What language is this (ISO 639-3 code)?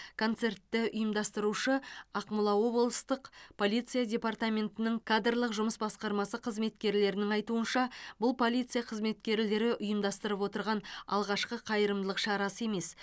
kaz